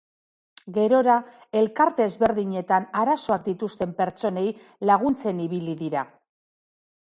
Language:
Basque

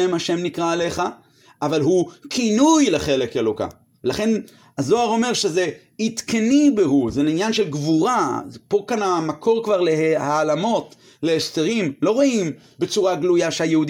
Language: Hebrew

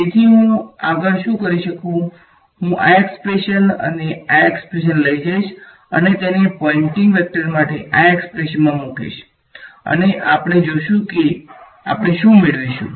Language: Gujarati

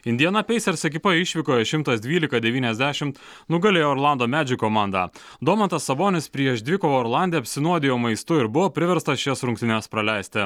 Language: Lithuanian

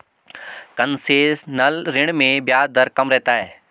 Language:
Hindi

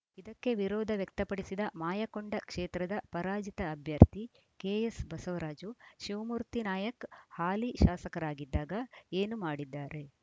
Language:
Kannada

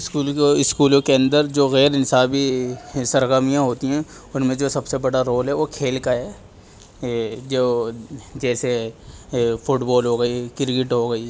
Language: Urdu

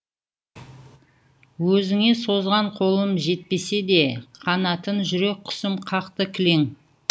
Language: Kazakh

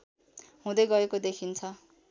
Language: Nepali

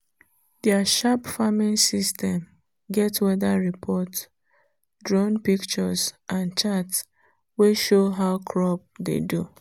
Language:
Nigerian Pidgin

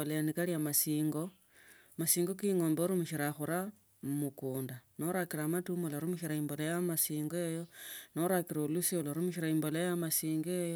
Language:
Tsotso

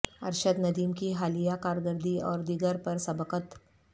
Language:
Urdu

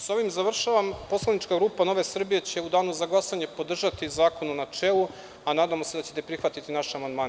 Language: Serbian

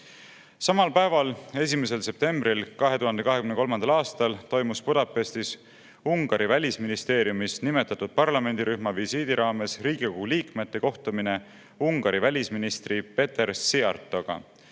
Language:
Estonian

